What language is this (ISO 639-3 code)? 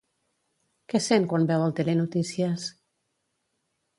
cat